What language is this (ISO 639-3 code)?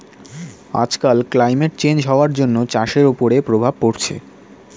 ben